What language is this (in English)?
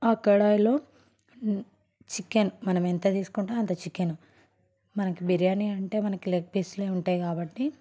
Telugu